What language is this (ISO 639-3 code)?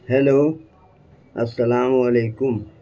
urd